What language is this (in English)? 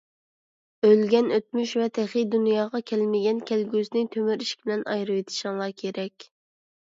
Uyghur